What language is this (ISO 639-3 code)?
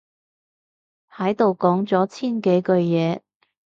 yue